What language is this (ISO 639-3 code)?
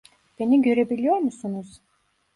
tur